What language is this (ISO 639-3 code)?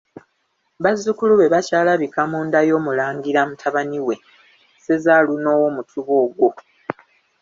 lug